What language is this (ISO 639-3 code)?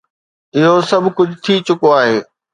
snd